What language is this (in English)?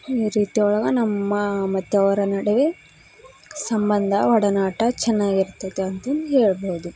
Kannada